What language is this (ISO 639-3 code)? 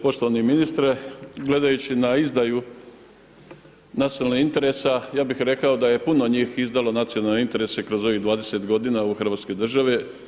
hrv